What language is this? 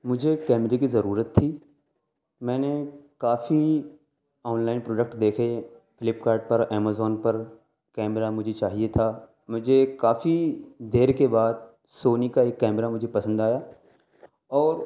Urdu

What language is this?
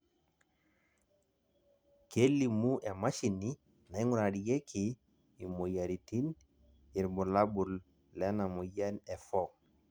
Masai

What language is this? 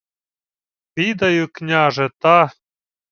Ukrainian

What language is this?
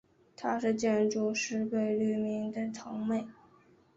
Chinese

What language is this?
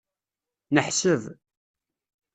Kabyle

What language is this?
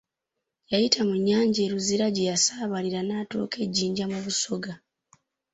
Ganda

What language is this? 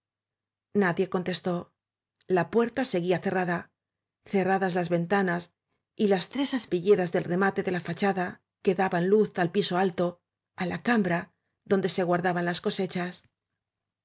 Spanish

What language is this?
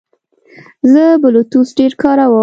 Pashto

